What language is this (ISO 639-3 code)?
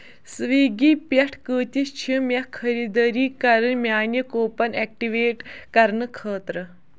kas